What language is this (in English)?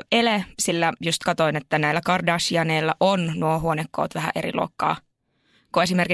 Finnish